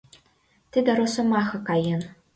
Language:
Mari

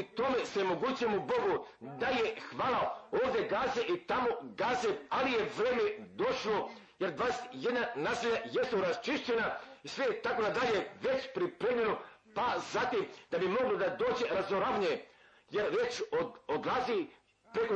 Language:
Croatian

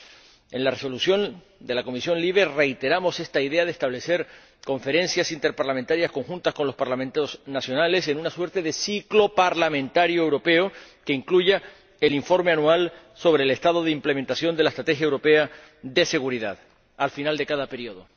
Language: Spanish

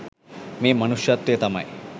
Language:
Sinhala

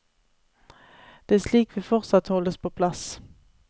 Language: Norwegian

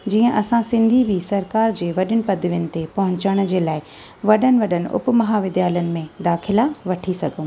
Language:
Sindhi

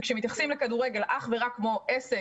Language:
Hebrew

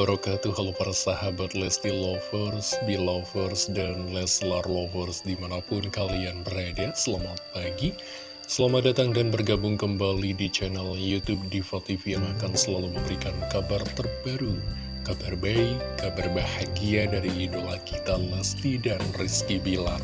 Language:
Indonesian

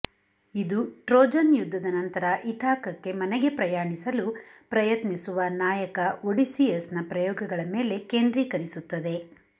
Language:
Kannada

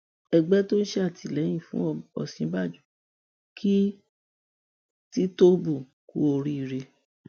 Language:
Yoruba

